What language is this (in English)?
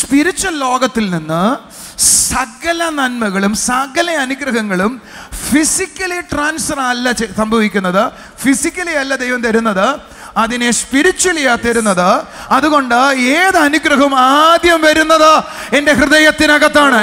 Malayalam